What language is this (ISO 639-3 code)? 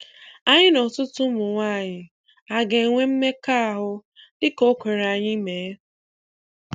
ibo